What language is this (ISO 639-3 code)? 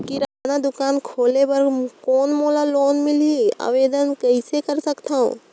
hne